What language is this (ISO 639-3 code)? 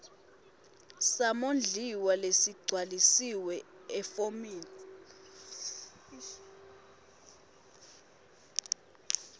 ssw